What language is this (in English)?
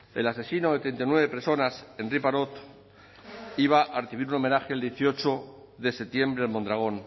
Spanish